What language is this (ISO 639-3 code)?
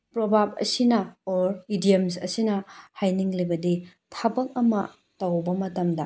mni